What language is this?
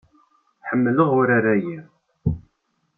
Kabyle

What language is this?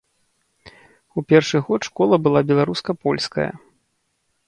Belarusian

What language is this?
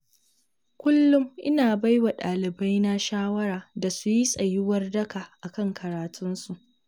Hausa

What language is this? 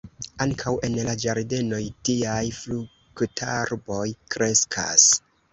Esperanto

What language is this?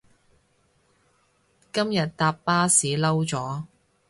Cantonese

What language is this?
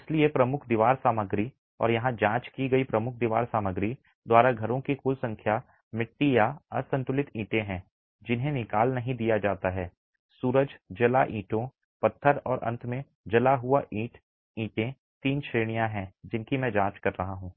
Hindi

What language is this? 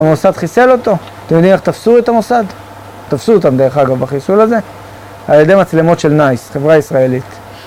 Hebrew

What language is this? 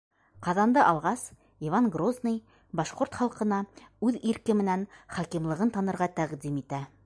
Bashkir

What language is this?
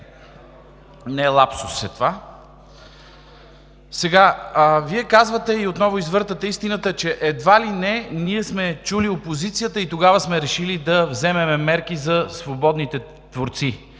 Bulgarian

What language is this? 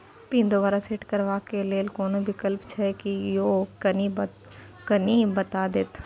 Maithili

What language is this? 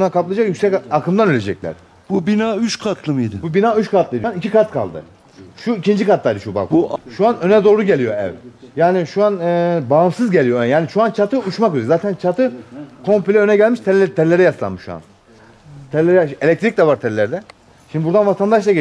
Turkish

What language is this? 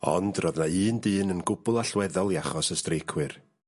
Welsh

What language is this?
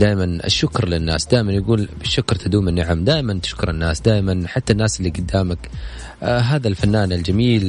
Arabic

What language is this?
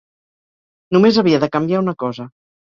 Catalan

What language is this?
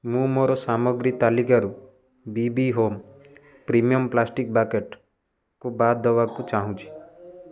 Odia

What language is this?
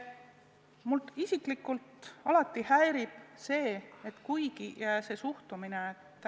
Estonian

